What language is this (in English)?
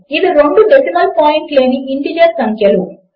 Telugu